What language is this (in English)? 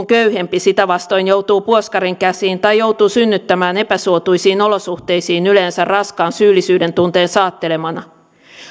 Finnish